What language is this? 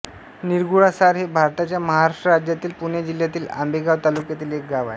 Marathi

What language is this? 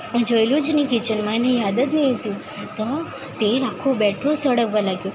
Gujarati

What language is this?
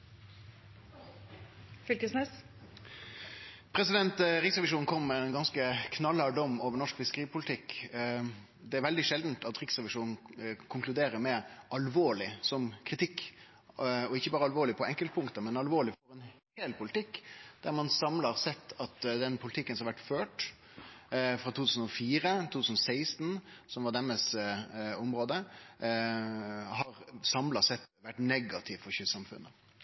Norwegian Nynorsk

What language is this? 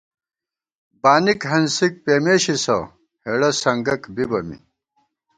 Gawar-Bati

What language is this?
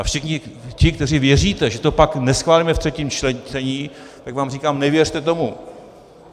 Czech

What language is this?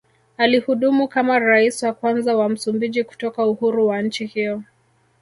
Swahili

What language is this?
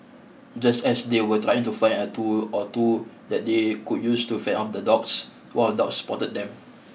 English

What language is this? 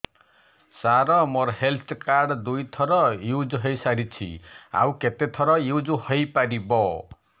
Odia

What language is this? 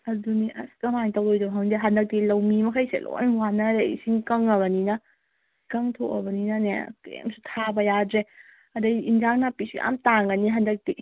Manipuri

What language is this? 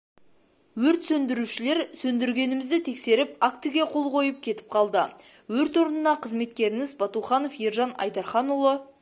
Kazakh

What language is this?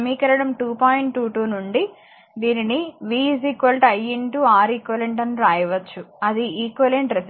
Telugu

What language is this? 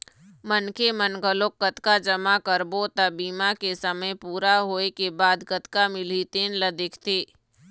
Chhattisgarhi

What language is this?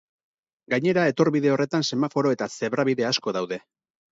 Basque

